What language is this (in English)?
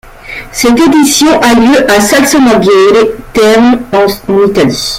French